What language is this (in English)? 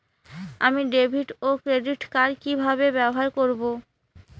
Bangla